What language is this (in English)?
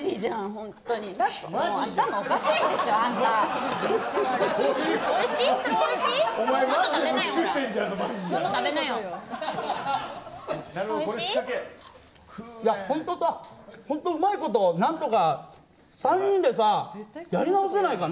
Japanese